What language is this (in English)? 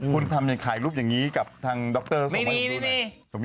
Thai